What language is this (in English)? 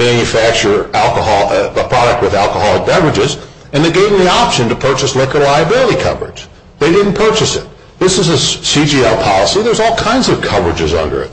English